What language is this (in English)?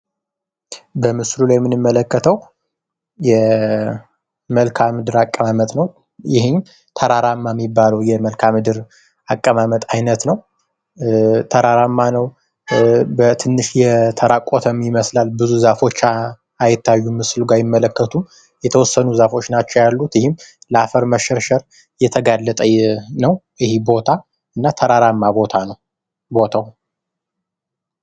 Amharic